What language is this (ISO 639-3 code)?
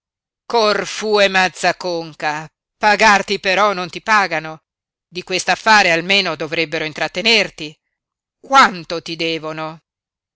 ita